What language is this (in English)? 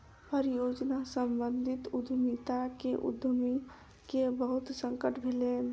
Maithili